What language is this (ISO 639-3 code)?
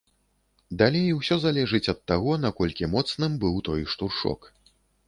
bel